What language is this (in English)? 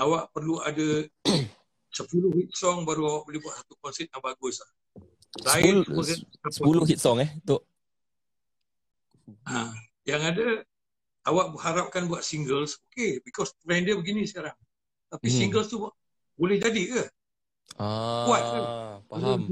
Malay